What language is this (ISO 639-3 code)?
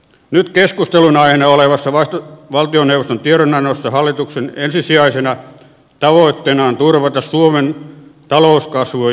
fin